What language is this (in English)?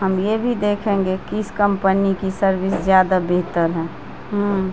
Urdu